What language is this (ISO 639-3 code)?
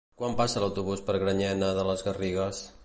cat